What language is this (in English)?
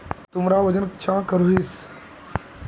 Magahi